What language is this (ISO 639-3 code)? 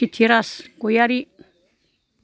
brx